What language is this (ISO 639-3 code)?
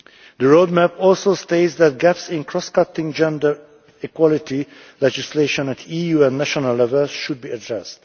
eng